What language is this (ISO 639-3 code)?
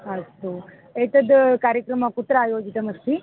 san